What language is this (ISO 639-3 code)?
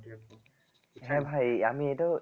ben